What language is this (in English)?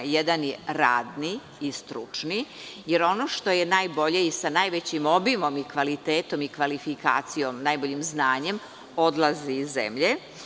Serbian